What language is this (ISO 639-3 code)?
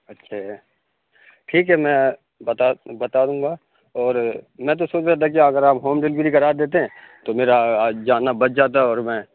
urd